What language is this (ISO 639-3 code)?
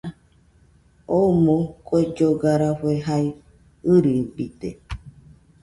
hux